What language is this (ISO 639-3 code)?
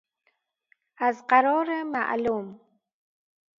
fas